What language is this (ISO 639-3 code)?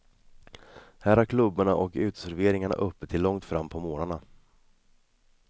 swe